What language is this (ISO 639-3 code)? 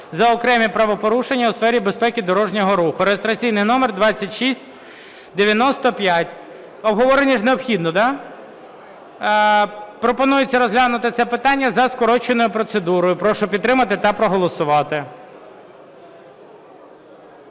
ukr